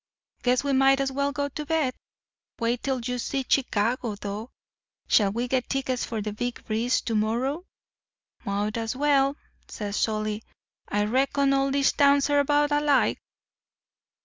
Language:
English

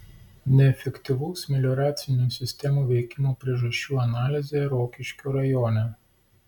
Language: Lithuanian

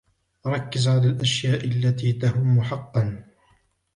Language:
Arabic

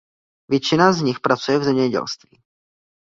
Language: Czech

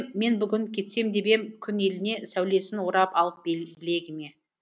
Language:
Kazakh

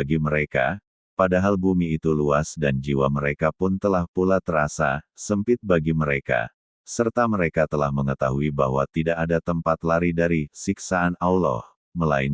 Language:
Indonesian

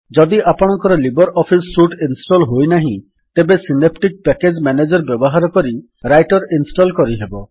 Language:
Odia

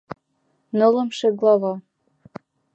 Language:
Mari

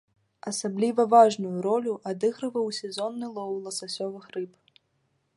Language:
Belarusian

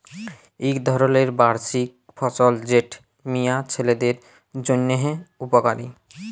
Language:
Bangla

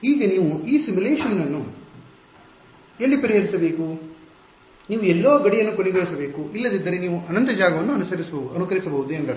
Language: Kannada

